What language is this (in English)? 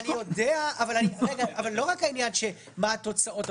Hebrew